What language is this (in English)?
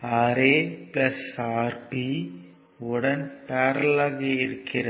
Tamil